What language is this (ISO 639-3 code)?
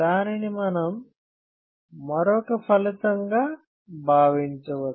tel